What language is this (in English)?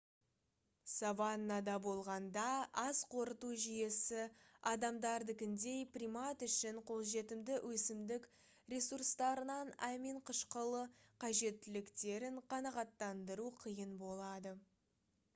Kazakh